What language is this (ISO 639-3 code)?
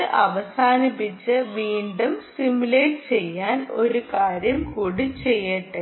mal